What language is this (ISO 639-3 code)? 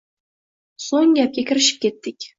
uzb